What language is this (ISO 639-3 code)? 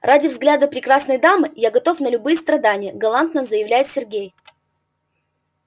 rus